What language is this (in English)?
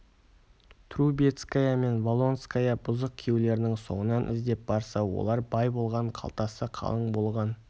Kazakh